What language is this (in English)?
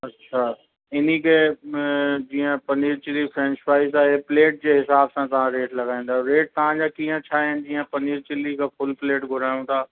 Sindhi